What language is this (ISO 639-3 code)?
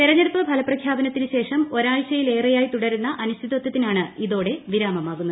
mal